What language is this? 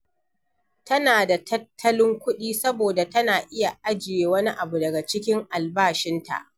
Hausa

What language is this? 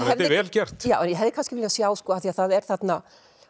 Icelandic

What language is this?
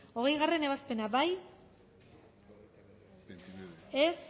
Basque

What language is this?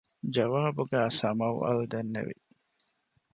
Divehi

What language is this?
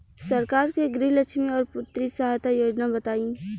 Bhojpuri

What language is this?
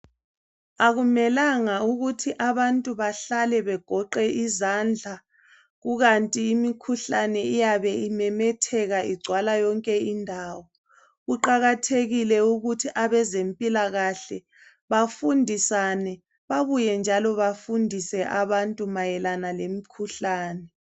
North Ndebele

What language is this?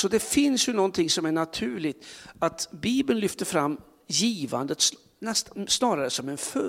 Swedish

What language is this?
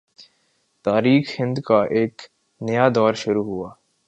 Urdu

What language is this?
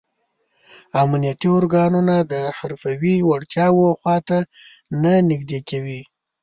Pashto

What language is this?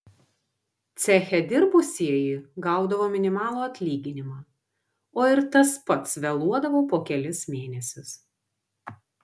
Lithuanian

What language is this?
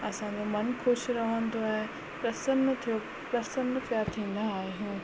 Sindhi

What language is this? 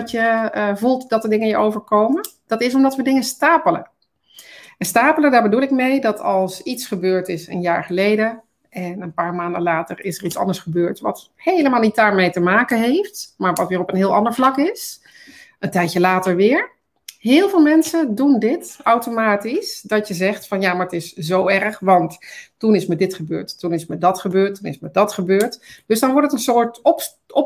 Dutch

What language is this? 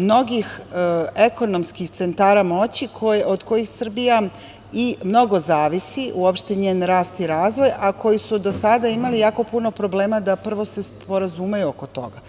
Serbian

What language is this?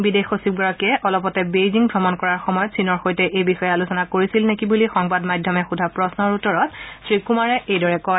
Assamese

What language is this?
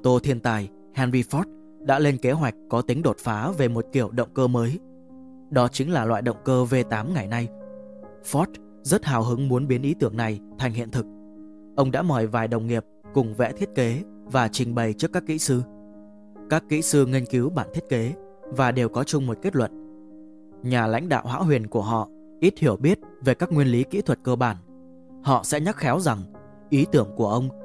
Vietnamese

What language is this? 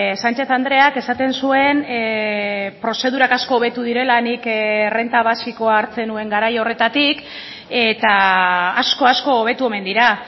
Basque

